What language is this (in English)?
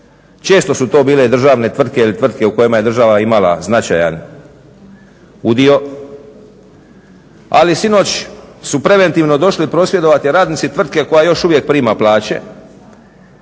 Croatian